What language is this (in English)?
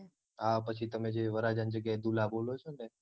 Gujarati